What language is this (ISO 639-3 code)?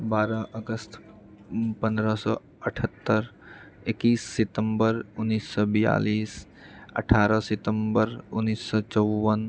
mai